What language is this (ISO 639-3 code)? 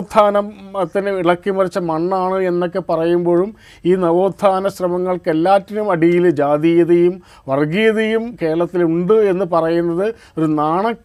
mal